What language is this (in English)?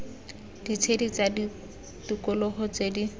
Tswana